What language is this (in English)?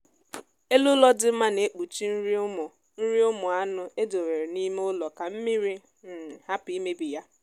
Igbo